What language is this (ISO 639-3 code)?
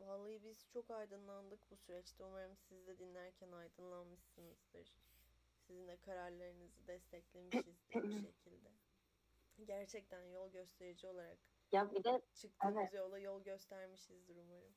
tur